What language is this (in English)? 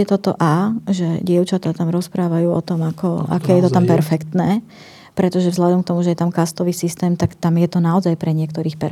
Slovak